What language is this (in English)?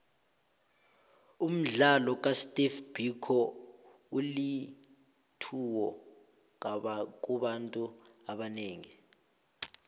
South Ndebele